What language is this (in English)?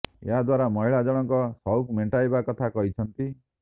Odia